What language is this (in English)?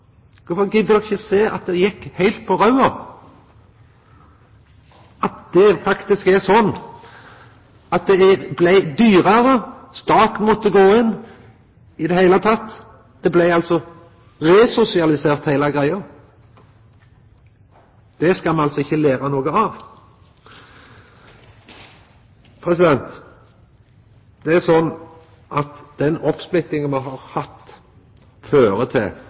Norwegian Nynorsk